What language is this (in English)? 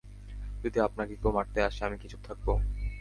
Bangla